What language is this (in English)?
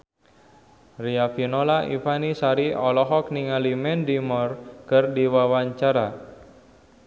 Sundanese